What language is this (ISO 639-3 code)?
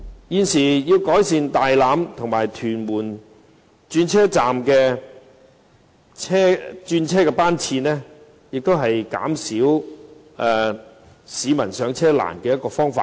yue